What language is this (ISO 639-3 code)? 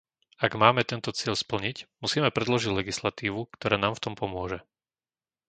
slk